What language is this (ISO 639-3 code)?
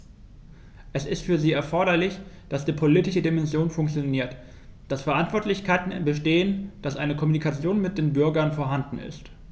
deu